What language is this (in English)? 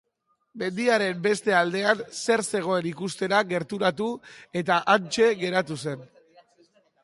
Basque